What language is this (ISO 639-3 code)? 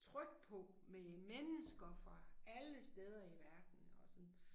dan